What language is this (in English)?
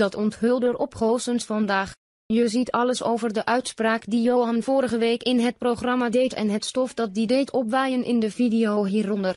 Dutch